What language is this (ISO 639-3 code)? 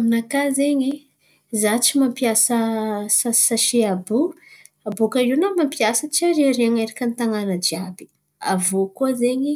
xmv